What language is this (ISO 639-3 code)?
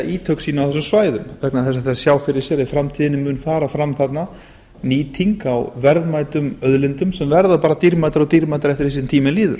isl